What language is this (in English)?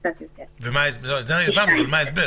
Hebrew